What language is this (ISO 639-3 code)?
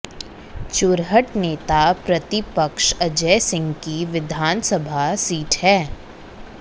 hin